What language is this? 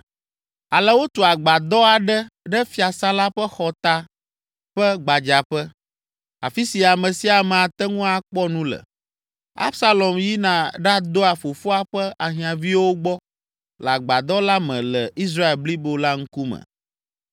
Ewe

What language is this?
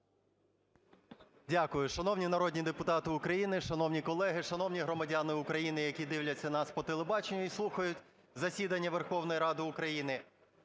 Ukrainian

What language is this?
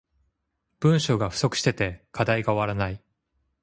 Japanese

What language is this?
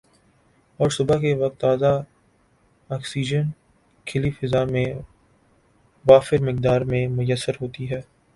Urdu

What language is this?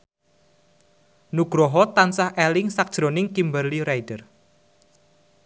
Javanese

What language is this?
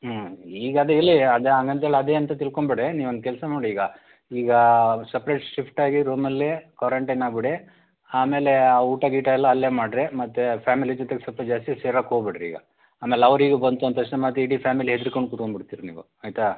Kannada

